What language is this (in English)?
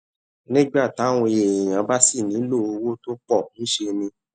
Yoruba